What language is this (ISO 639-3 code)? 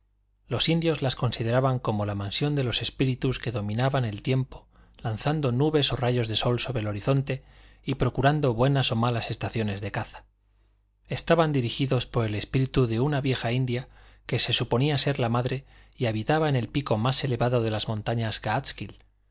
spa